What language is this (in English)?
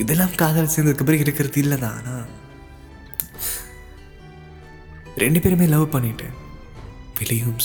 Tamil